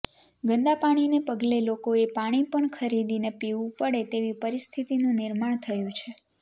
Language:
Gujarati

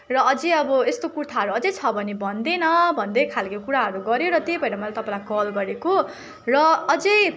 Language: Nepali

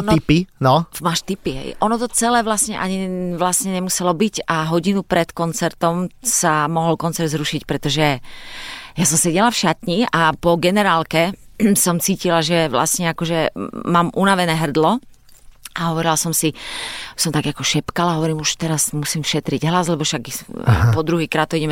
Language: Slovak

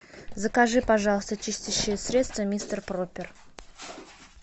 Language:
Russian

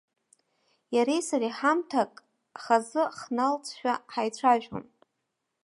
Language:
Abkhazian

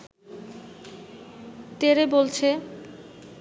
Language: Bangla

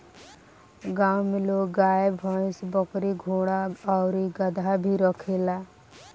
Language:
Bhojpuri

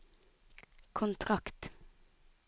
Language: Norwegian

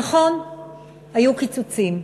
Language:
Hebrew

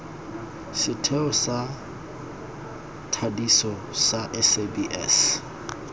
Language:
Tswana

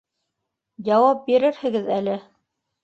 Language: Bashkir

